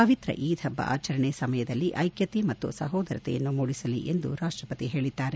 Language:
Kannada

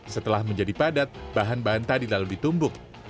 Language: Indonesian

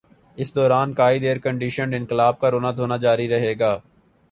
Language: Urdu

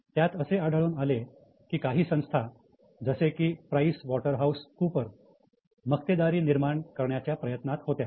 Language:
Marathi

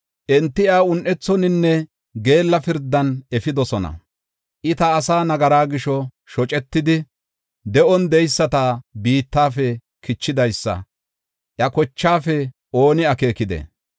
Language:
Gofa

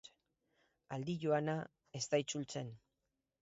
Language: Basque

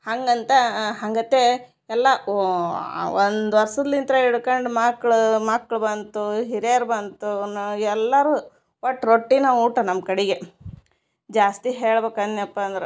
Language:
Kannada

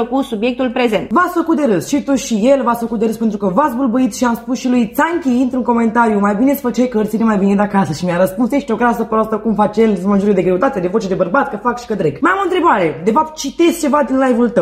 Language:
Romanian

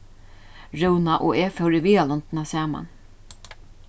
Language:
Faroese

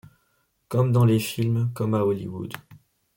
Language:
French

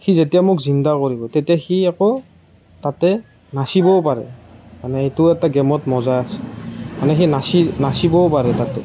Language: Assamese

